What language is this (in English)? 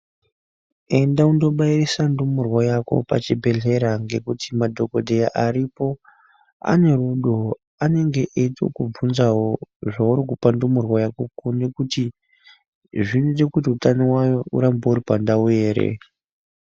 Ndau